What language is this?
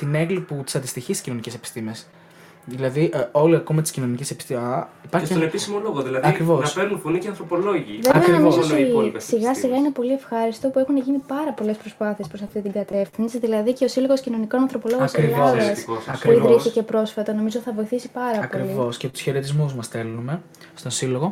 Greek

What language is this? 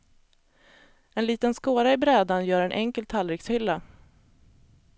Swedish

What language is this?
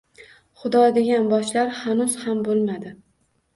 Uzbek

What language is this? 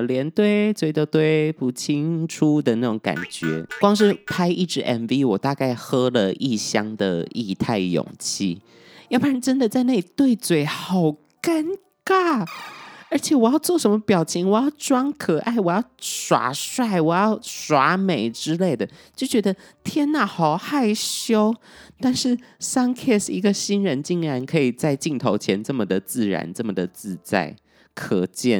Chinese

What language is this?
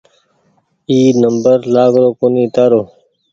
Goaria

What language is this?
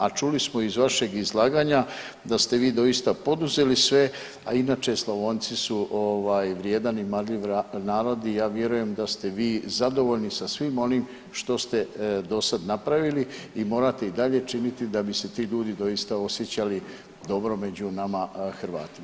Croatian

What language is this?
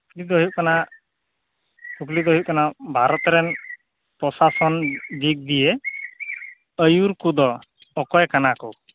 Santali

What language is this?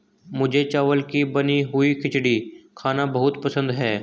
Hindi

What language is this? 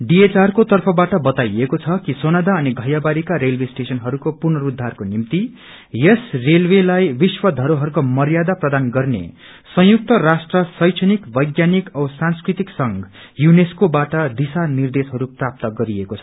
Nepali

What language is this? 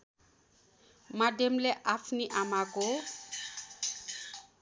Nepali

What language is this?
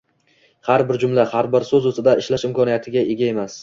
Uzbek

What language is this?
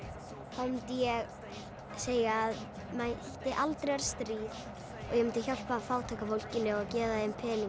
Icelandic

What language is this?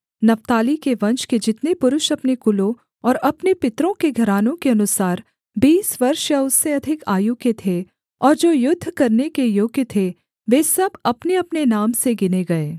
Hindi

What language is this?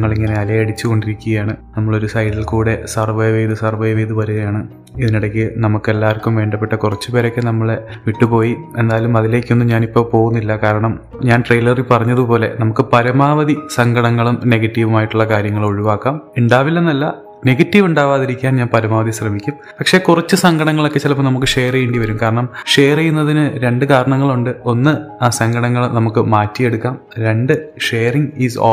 Malayalam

